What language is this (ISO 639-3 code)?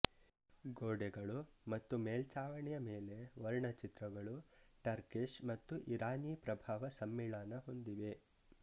kan